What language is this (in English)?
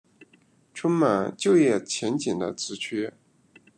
Chinese